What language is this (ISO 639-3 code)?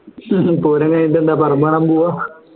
mal